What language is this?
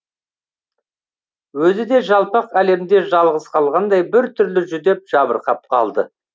Kazakh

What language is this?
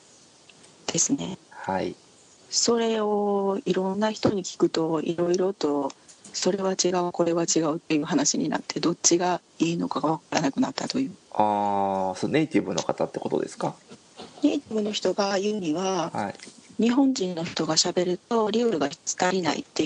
Japanese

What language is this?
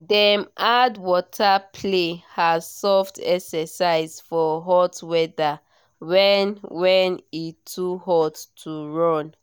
Nigerian Pidgin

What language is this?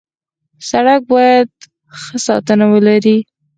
Pashto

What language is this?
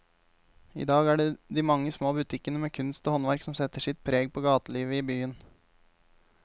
Norwegian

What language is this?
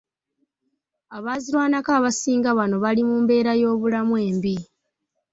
Ganda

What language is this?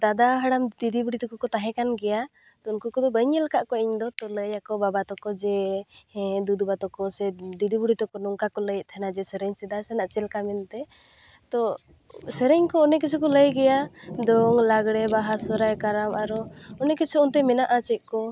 Santali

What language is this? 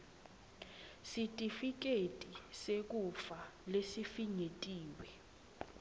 Swati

